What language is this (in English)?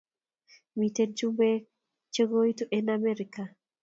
Kalenjin